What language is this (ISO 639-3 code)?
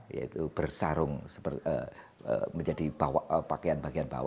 ind